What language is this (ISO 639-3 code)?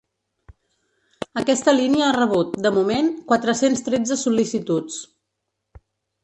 cat